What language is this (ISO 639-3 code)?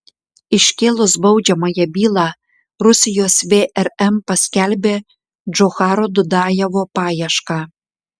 lit